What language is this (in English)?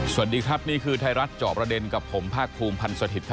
Thai